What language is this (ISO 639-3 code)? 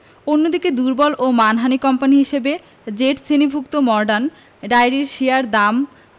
ben